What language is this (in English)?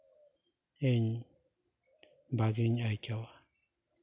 Santali